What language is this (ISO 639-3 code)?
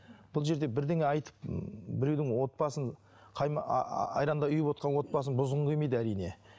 kaz